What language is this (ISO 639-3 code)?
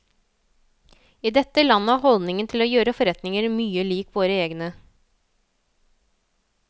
nor